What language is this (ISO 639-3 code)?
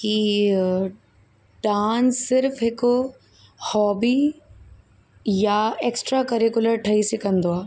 snd